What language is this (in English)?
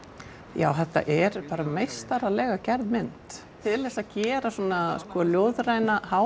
Icelandic